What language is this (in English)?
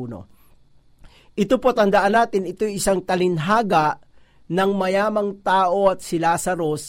Filipino